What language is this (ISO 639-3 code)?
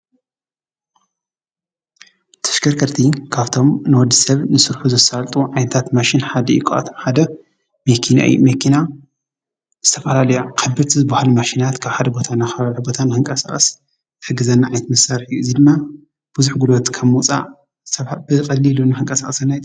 tir